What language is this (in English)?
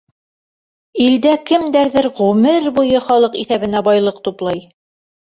Bashkir